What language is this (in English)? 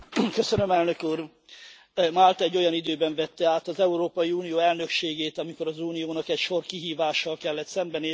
Hungarian